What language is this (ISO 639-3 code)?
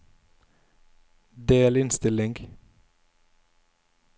nor